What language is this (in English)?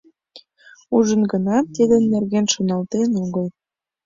Mari